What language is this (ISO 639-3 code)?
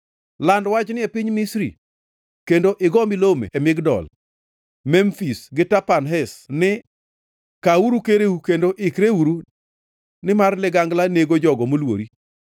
luo